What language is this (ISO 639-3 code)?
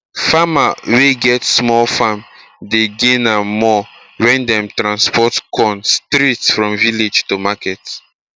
pcm